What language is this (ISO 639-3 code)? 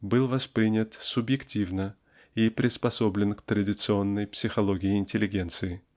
rus